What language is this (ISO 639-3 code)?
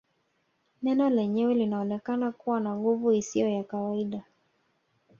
swa